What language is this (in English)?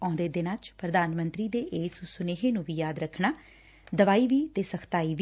Punjabi